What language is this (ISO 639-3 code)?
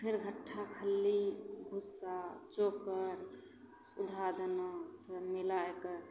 mai